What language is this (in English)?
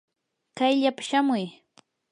Yanahuanca Pasco Quechua